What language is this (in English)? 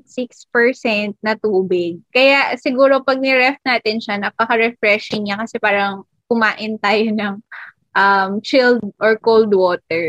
Filipino